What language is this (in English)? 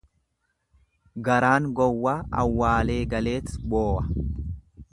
Oromo